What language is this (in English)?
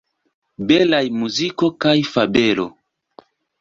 Esperanto